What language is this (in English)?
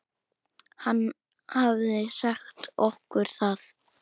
Icelandic